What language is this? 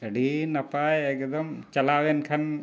Santali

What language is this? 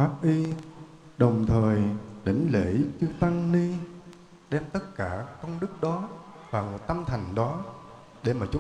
Vietnamese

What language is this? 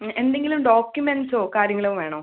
Malayalam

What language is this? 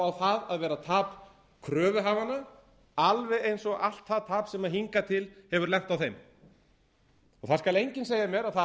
Icelandic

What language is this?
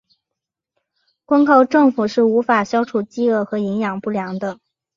Chinese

